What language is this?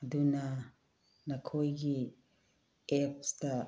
Manipuri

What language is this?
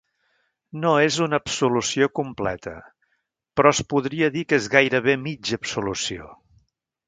Catalan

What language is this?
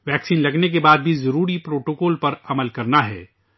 Urdu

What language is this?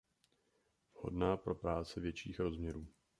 Czech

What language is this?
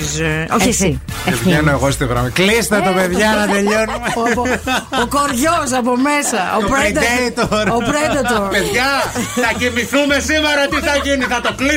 Greek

